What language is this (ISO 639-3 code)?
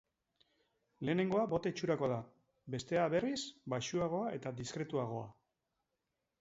eus